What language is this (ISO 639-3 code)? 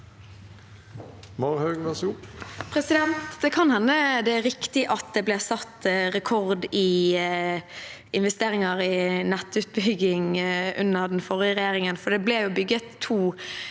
nor